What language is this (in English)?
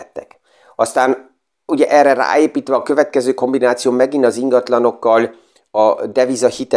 Hungarian